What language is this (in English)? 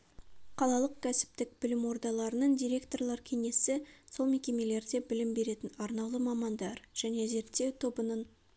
Kazakh